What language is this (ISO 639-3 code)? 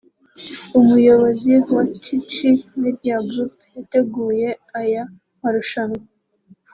kin